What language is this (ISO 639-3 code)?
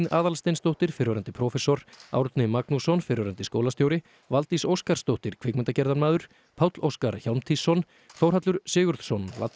isl